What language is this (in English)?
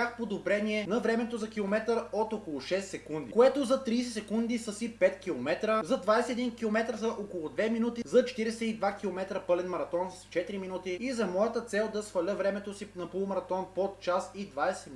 Bulgarian